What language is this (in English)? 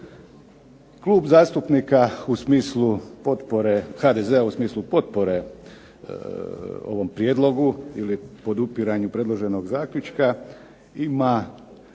Croatian